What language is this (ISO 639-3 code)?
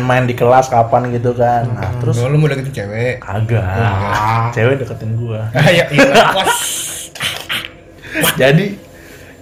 ind